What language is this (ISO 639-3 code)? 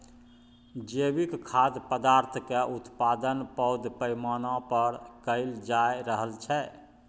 mai